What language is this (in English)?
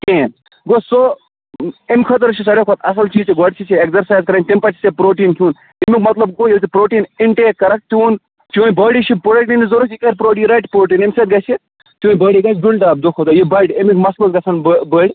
Kashmiri